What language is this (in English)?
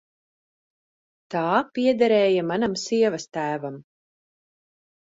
Latvian